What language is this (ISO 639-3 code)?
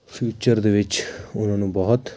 pan